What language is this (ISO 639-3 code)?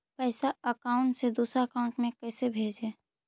mag